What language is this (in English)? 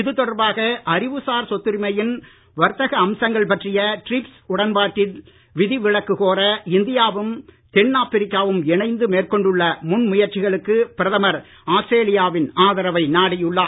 Tamil